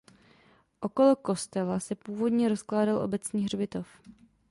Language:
Czech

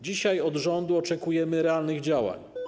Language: Polish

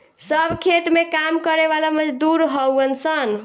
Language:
Bhojpuri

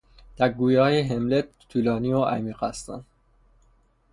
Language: Persian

